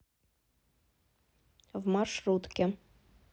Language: Russian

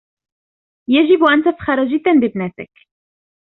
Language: Arabic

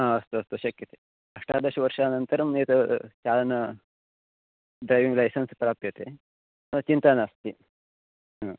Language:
Sanskrit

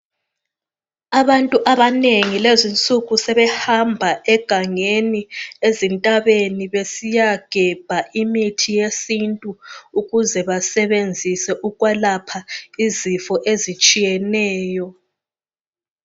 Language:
North Ndebele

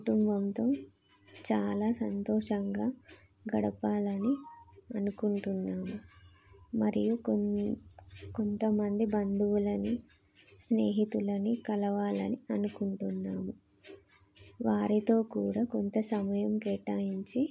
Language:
Telugu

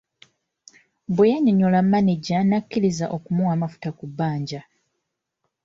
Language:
Ganda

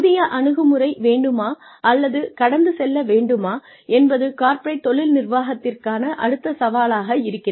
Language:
Tamil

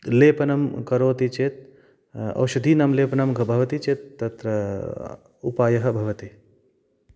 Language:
Sanskrit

